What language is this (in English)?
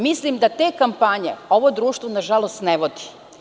Serbian